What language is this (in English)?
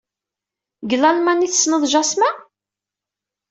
Kabyle